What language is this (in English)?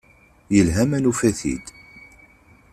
Kabyle